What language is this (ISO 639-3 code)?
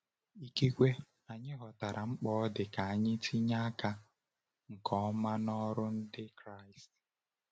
ibo